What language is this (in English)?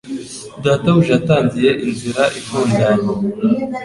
Kinyarwanda